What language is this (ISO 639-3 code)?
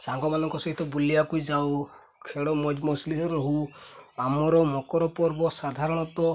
ori